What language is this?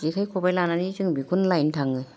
Bodo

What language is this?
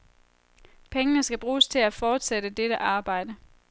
Danish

